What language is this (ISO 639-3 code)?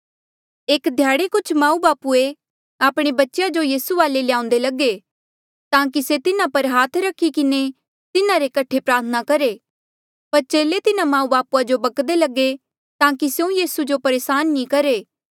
mjl